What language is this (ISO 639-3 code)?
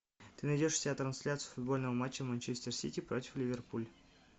rus